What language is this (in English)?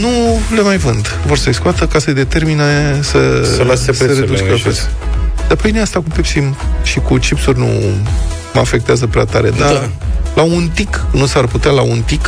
Romanian